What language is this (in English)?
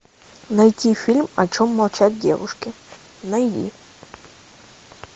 Russian